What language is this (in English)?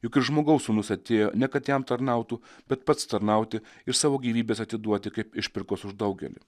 Lithuanian